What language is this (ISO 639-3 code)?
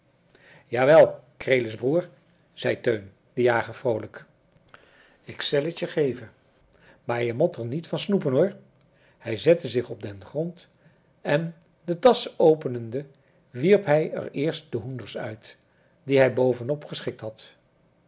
nld